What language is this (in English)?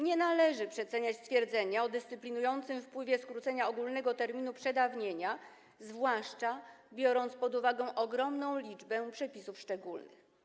Polish